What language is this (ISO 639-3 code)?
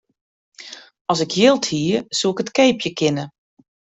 fry